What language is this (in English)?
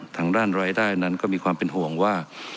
Thai